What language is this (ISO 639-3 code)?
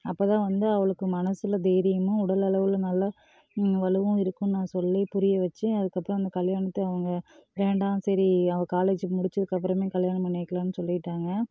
tam